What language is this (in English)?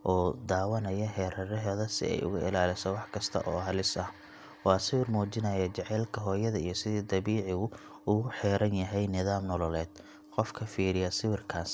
Somali